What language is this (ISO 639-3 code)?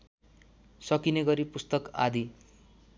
nep